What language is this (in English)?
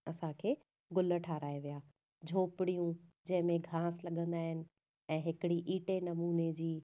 Sindhi